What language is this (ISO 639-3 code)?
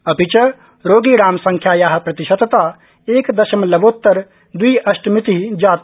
san